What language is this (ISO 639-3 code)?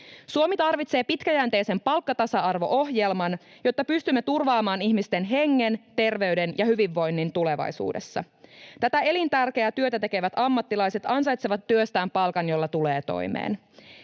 fin